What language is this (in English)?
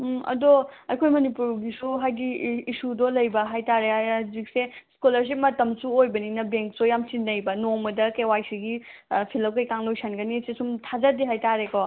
Manipuri